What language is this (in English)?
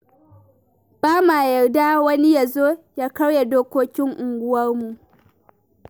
Hausa